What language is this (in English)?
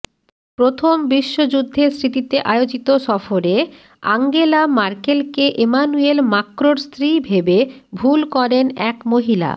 Bangla